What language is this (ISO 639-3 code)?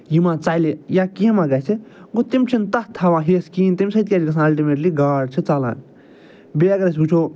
kas